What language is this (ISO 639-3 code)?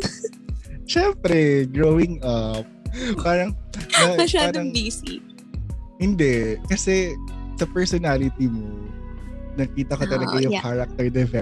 fil